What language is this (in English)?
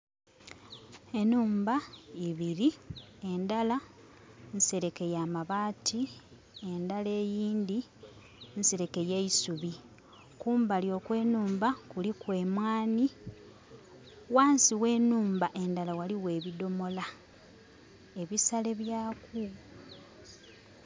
Soga